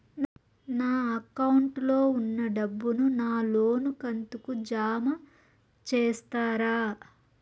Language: Telugu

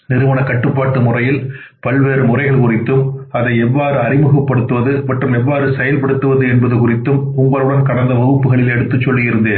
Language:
Tamil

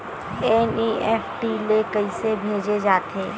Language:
Chhattisgarhi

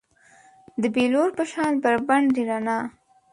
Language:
Pashto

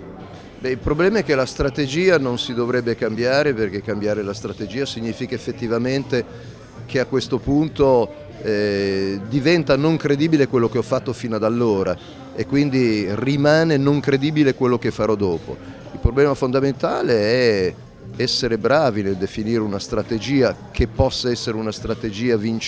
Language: Italian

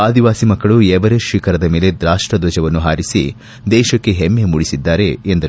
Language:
Kannada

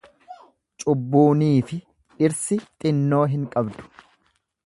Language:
Oromo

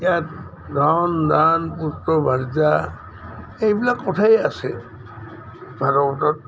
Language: Assamese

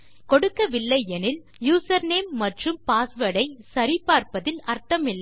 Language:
Tamil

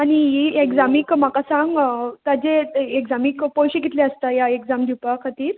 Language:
Konkani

